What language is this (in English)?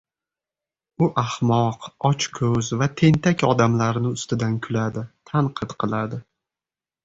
Uzbek